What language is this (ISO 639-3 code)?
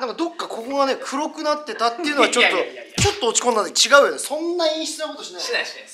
jpn